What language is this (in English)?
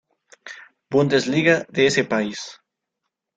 Spanish